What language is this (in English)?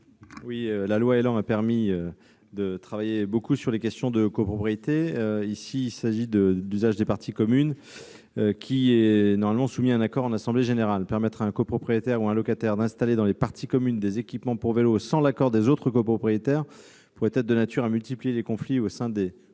French